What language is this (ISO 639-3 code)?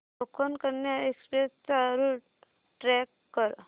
mar